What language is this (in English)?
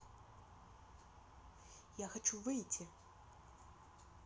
Russian